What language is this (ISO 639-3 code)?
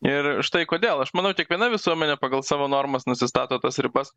lit